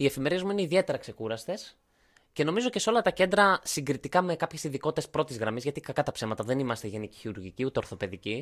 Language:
Greek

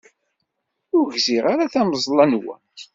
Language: Kabyle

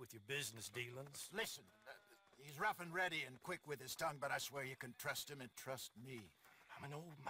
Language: Polish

